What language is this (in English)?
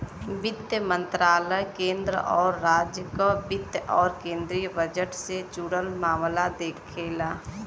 Bhojpuri